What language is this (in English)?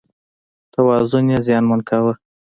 Pashto